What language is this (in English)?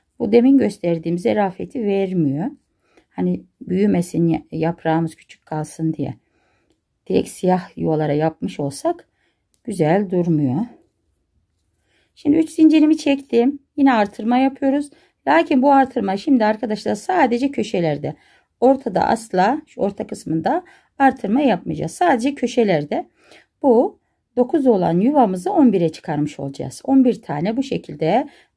Turkish